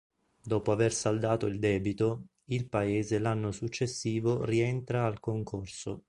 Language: Italian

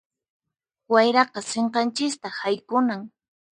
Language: Puno Quechua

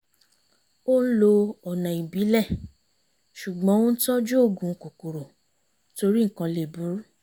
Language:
Yoruba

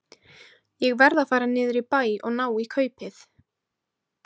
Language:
Icelandic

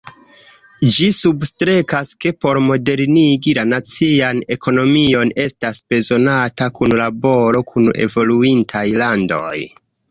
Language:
Esperanto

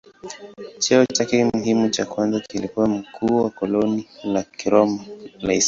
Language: Swahili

